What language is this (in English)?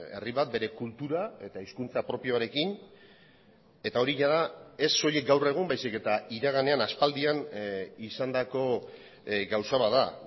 Basque